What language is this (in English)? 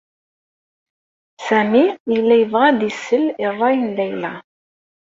Kabyle